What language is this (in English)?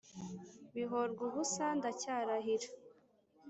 Kinyarwanda